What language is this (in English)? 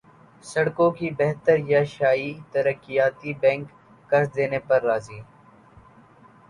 Urdu